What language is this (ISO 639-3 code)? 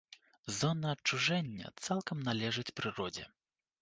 bel